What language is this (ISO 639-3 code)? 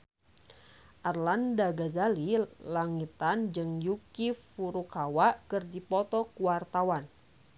sun